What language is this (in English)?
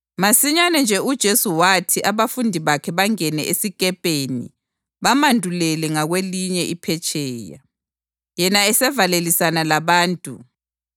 North Ndebele